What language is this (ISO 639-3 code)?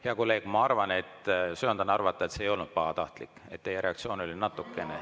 est